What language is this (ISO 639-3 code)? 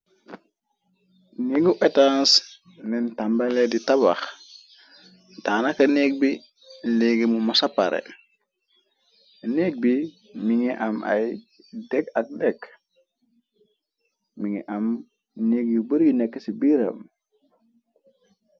wol